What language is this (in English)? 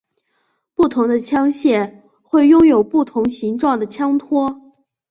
Chinese